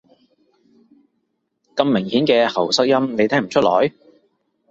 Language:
Cantonese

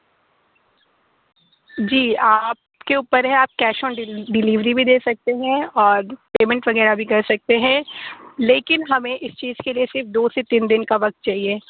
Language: Urdu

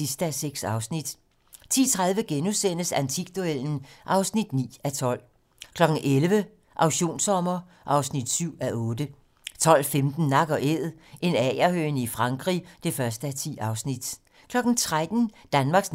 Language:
Danish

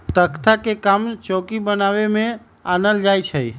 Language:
Magahi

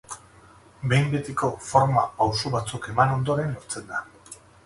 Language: Basque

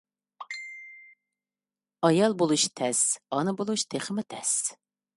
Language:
Uyghur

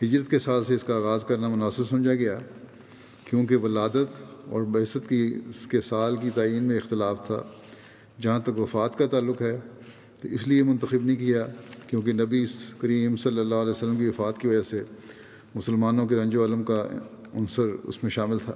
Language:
Urdu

